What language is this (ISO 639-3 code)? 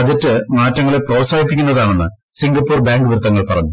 mal